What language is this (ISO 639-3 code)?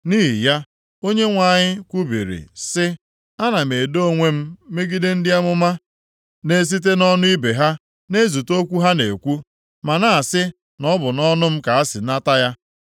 ibo